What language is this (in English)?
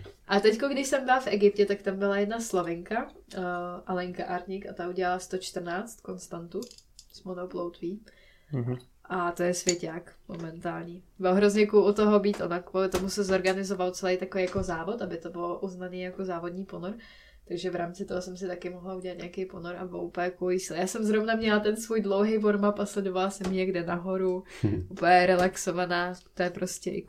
Czech